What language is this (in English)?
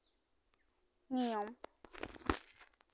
Santali